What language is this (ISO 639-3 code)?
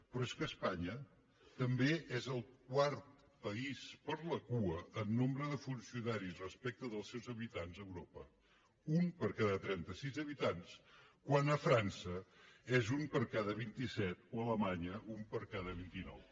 cat